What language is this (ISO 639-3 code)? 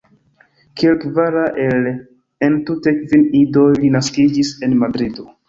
epo